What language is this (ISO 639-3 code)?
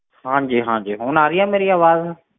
pan